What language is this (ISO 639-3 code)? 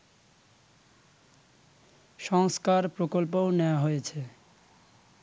ben